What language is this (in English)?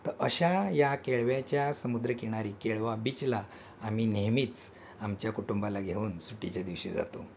Marathi